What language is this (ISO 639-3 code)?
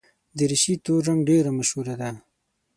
pus